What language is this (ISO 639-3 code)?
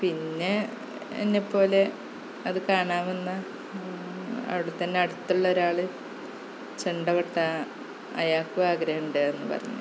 mal